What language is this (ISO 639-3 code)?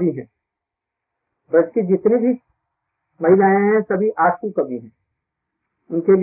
hin